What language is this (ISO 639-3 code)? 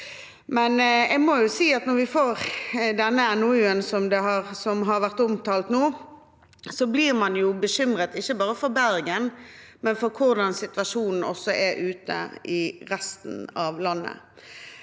nor